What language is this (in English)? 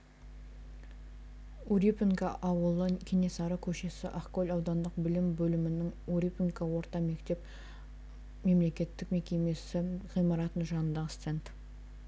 Kazakh